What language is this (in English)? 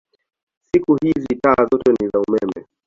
Swahili